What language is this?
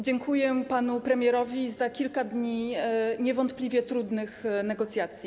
Polish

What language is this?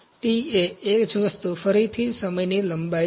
Gujarati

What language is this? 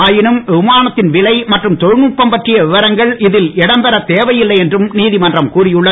Tamil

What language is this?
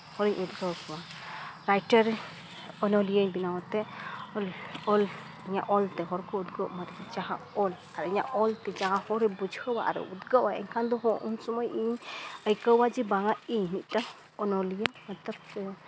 Santali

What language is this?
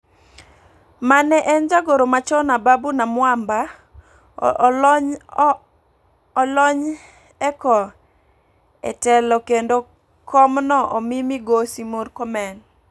Luo (Kenya and Tanzania)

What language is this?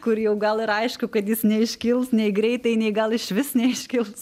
Lithuanian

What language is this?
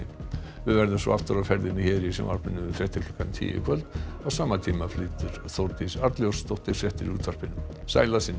Icelandic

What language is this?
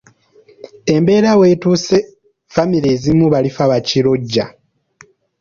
Ganda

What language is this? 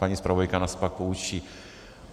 Czech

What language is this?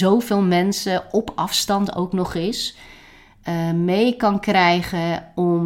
Dutch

